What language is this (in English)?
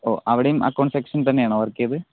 Malayalam